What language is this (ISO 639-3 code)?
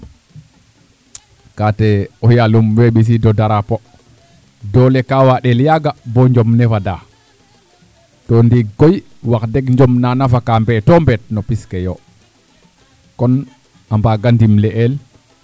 srr